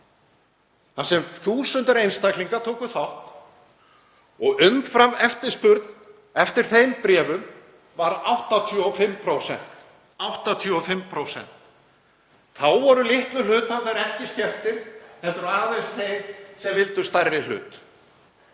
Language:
Icelandic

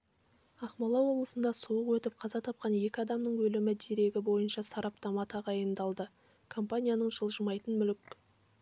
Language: Kazakh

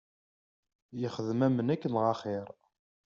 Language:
Kabyle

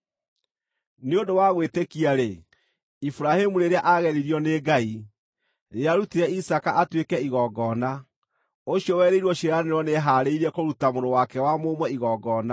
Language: Kikuyu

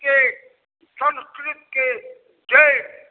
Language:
Maithili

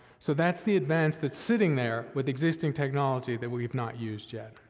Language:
English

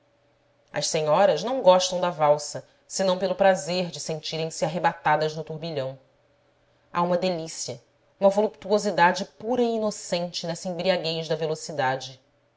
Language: Portuguese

